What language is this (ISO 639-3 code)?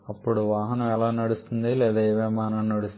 tel